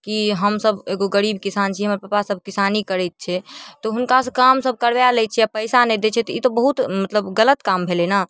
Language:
Maithili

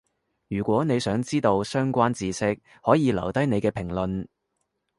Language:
Cantonese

